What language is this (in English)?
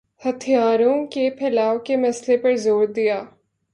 Urdu